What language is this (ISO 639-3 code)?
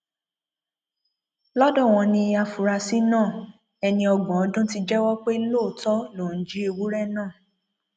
yor